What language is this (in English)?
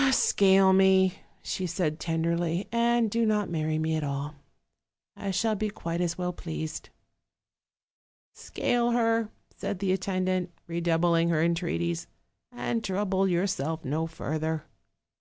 English